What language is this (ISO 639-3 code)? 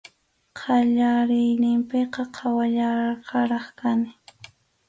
qxu